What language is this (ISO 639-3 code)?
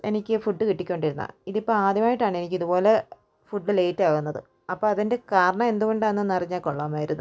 mal